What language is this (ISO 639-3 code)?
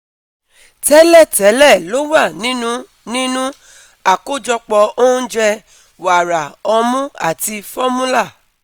yor